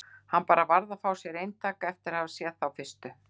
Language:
Icelandic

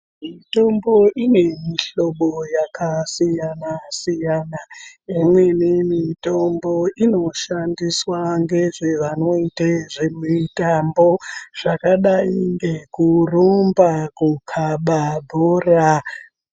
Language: Ndau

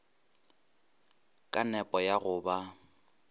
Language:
Northern Sotho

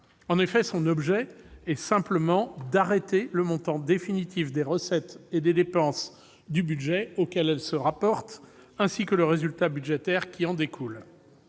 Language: French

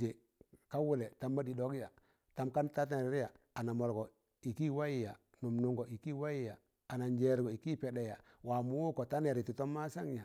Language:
Tangale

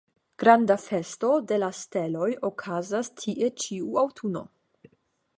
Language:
Esperanto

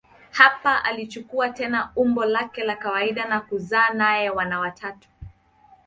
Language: Swahili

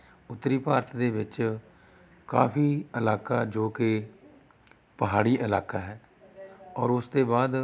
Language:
Punjabi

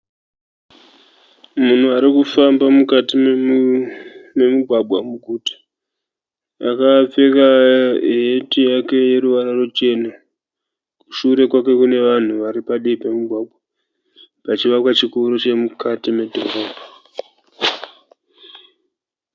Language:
Shona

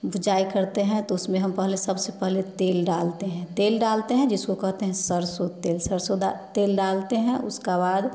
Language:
Hindi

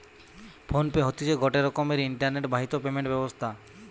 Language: Bangla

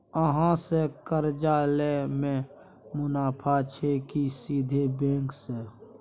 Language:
Maithili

